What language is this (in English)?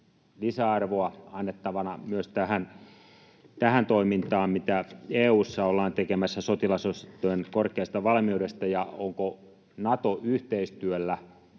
Finnish